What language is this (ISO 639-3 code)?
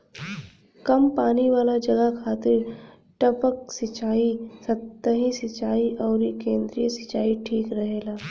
bho